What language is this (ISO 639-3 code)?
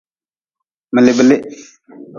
nmz